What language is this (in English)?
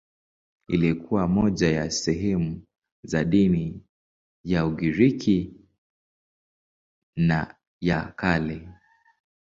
Swahili